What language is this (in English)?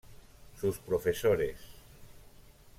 Spanish